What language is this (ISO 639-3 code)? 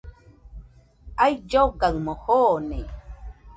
hux